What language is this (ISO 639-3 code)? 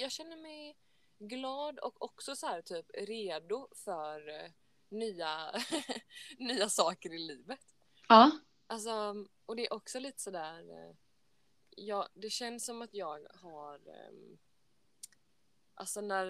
swe